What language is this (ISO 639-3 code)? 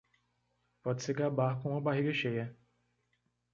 por